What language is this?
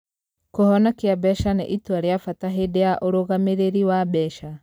Kikuyu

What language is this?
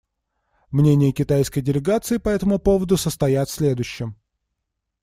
Russian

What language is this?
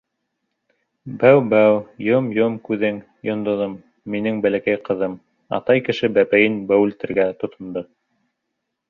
Bashkir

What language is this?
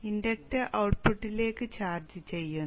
Malayalam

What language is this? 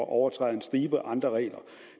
Danish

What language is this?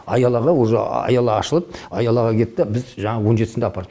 Kazakh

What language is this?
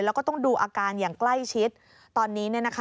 Thai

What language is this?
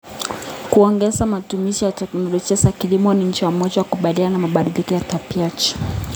Kalenjin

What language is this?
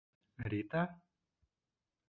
Bashkir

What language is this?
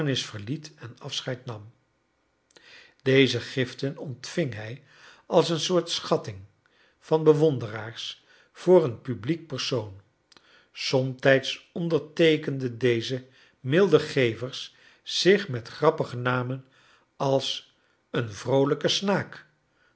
Dutch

